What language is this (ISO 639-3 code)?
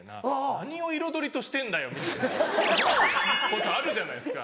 jpn